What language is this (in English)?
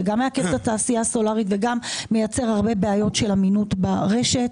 Hebrew